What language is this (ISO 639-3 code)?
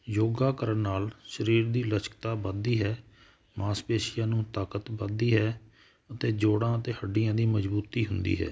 pan